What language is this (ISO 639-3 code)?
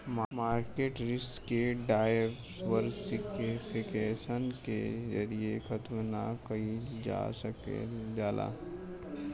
bho